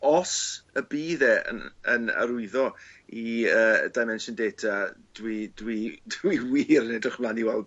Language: Welsh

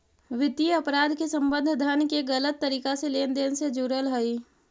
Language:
Magahi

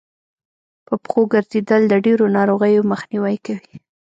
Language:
Pashto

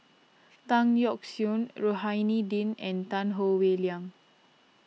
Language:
English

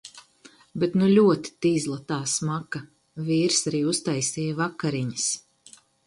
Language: Latvian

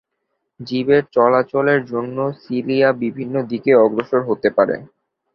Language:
Bangla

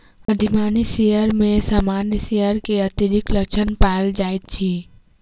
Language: Maithili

